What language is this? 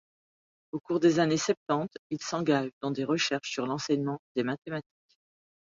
French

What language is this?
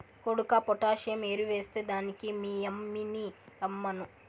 Telugu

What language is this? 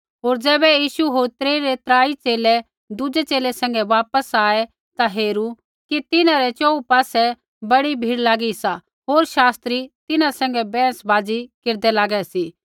Kullu Pahari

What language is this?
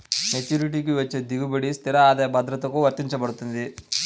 Telugu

